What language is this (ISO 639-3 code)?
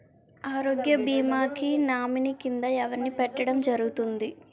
tel